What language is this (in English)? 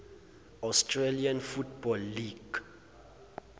Zulu